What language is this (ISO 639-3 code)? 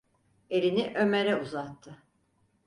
tur